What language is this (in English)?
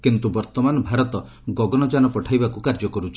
Odia